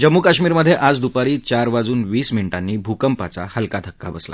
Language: Marathi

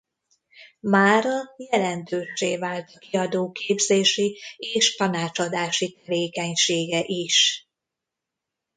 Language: Hungarian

